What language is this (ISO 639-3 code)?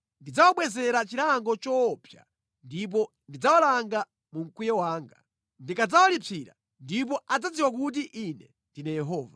nya